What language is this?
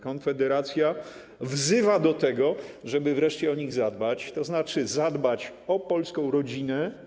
Polish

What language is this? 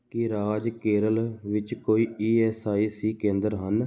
Punjabi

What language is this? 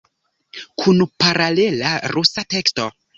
Esperanto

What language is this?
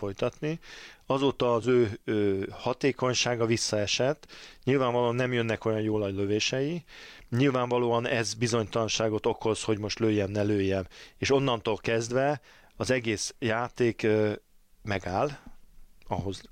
Hungarian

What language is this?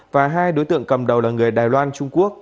Vietnamese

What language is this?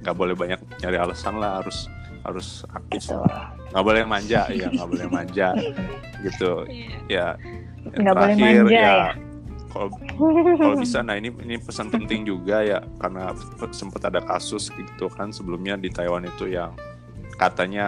Indonesian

